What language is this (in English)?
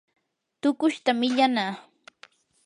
Yanahuanca Pasco Quechua